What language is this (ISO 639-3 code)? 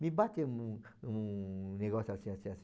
por